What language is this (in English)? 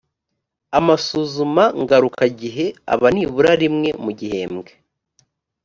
Kinyarwanda